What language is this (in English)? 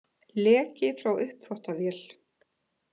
Icelandic